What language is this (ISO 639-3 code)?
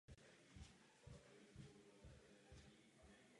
ces